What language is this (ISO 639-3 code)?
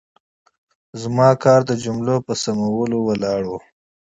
pus